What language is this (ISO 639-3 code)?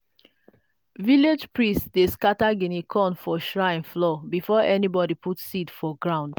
pcm